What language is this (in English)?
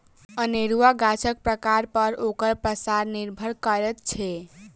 Maithili